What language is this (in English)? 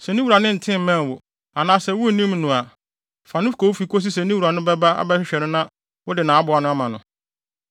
Akan